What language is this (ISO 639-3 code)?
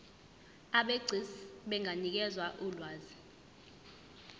zul